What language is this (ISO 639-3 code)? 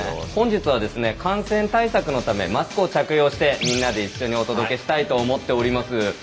jpn